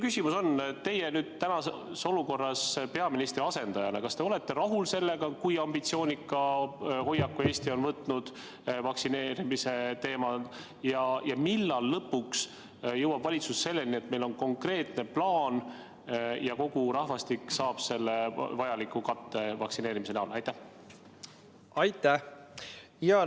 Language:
Estonian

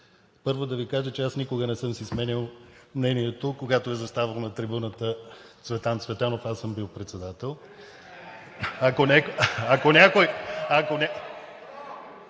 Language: Bulgarian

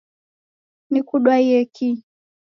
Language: Taita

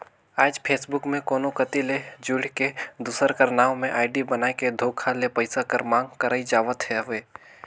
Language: Chhattisgarhi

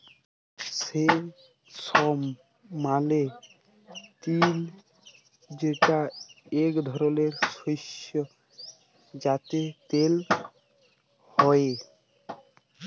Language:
Bangla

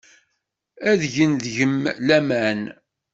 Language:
Kabyle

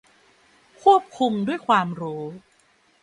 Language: Thai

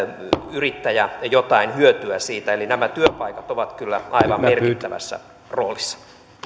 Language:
Finnish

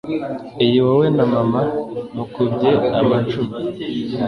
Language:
Kinyarwanda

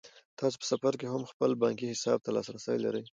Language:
Pashto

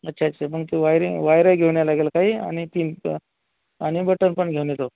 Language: Marathi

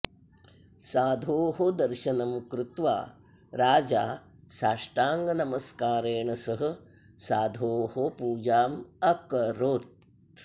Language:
Sanskrit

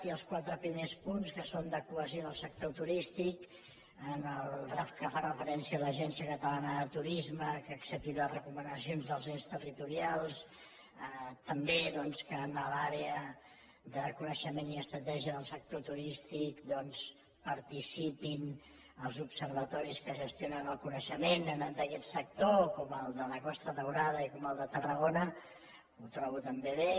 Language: Catalan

